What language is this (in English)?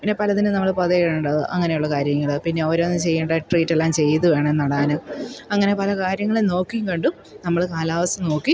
Malayalam